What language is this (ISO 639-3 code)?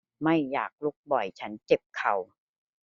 tha